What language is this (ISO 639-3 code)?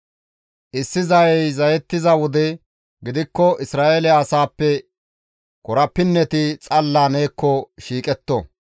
gmv